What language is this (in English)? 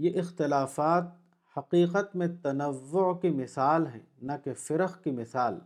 Urdu